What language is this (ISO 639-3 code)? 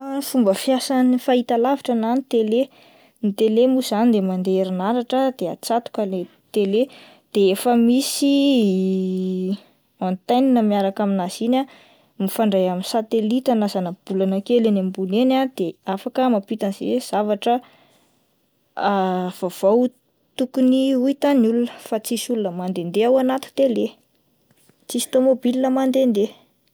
mlg